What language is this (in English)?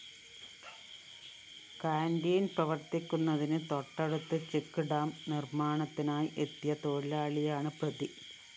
Malayalam